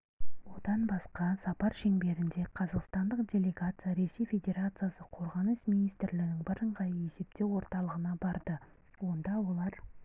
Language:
Kazakh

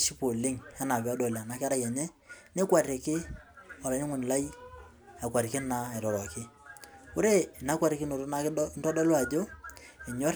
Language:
Masai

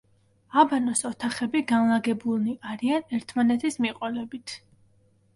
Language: Georgian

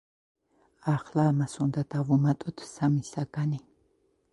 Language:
Georgian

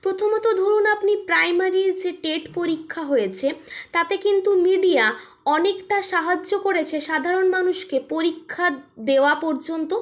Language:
Bangla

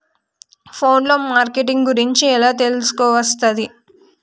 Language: Telugu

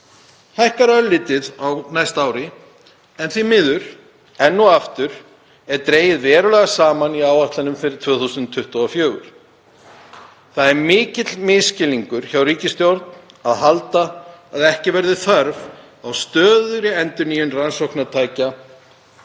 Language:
Icelandic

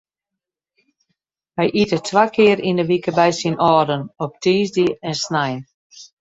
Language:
Western Frisian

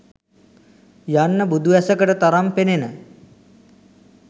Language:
Sinhala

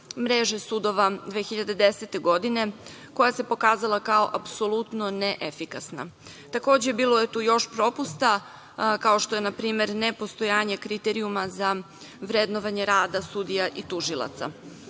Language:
Serbian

